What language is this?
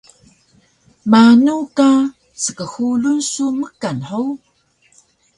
Taroko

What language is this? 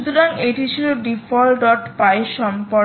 Bangla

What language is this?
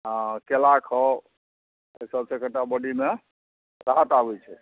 Maithili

